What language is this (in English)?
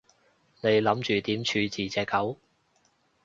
Cantonese